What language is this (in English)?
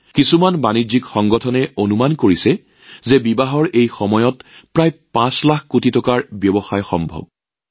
Assamese